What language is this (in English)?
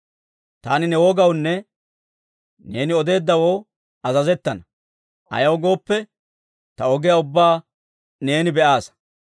Dawro